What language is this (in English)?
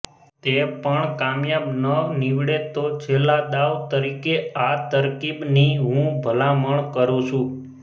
Gujarati